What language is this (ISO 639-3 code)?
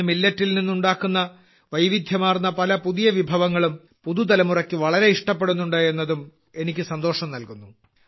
mal